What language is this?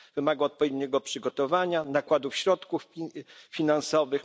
Polish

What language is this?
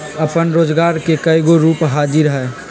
Magahi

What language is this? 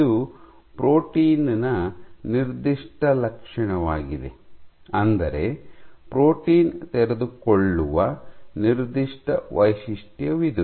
Kannada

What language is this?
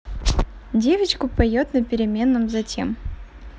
Russian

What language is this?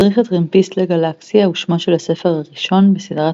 Hebrew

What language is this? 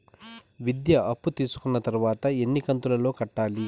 Telugu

